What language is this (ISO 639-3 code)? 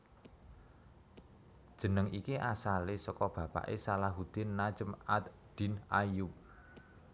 jav